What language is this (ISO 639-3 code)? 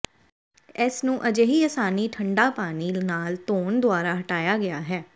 pan